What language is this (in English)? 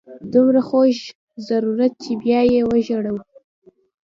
Pashto